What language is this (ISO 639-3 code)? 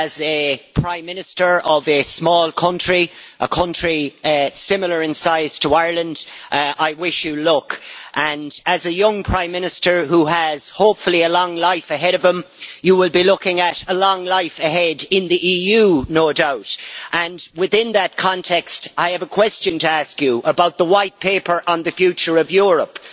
eng